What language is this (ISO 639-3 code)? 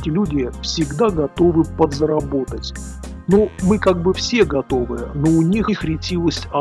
rus